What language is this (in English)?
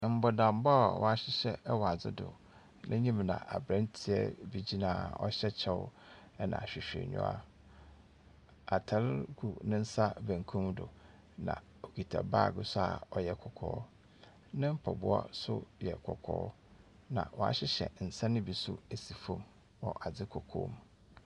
Akan